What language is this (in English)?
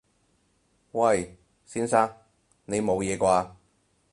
Cantonese